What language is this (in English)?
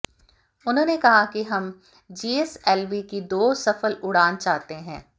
Hindi